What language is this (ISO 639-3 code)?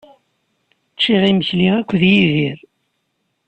kab